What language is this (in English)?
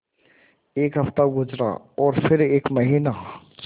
Hindi